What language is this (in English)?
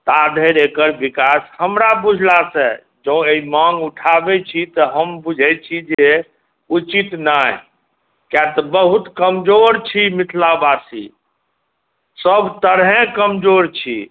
Maithili